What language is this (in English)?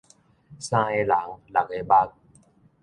Min Nan Chinese